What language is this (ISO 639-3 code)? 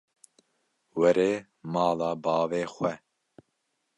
kur